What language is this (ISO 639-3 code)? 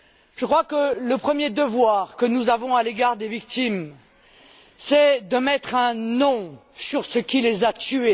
fra